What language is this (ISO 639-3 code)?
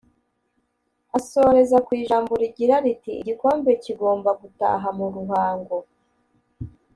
kin